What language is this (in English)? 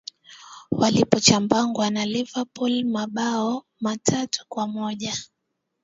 Swahili